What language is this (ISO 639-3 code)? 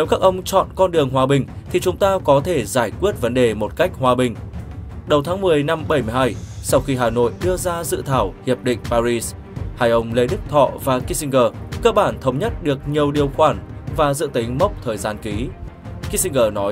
vie